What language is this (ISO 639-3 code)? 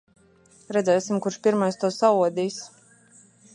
lav